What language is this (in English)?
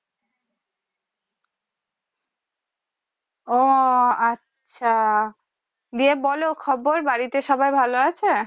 Bangla